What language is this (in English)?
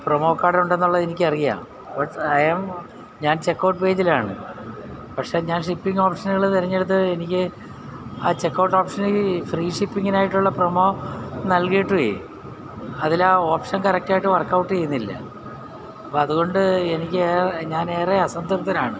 Malayalam